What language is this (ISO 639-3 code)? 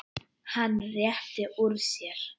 isl